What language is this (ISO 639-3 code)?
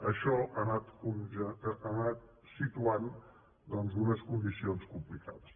cat